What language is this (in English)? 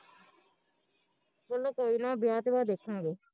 Punjabi